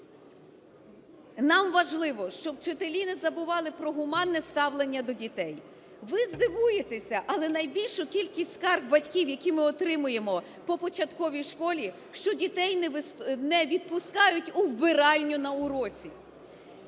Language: Ukrainian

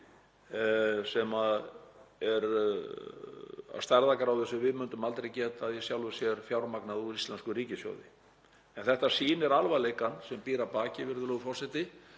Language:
Icelandic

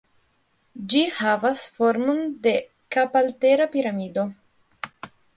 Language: Esperanto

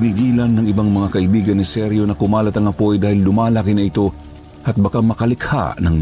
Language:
Filipino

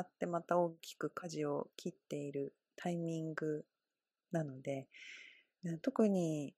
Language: Japanese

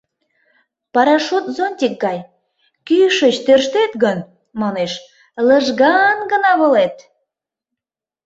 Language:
Mari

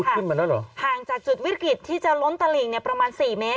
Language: Thai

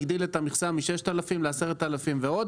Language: Hebrew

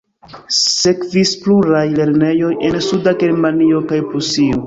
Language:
Esperanto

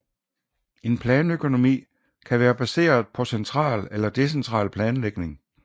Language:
Danish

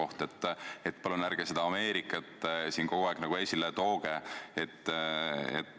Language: Estonian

